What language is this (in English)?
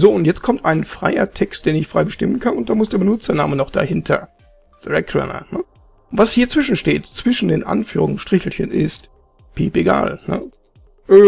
German